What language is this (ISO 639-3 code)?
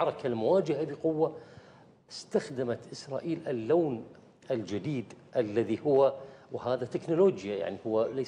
ara